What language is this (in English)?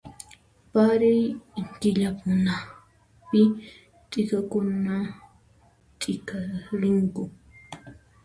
Puno Quechua